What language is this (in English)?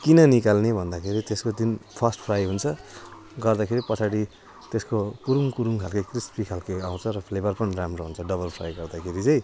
Nepali